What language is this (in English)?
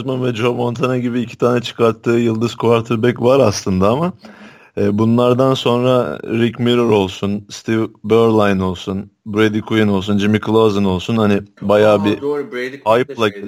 Turkish